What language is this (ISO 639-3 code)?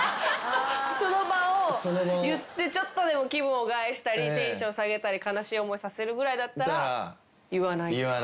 jpn